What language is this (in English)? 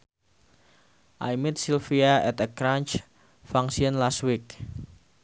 Sundanese